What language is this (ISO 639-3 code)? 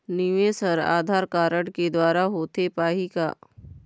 hne